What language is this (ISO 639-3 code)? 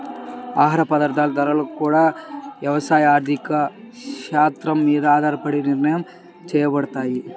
tel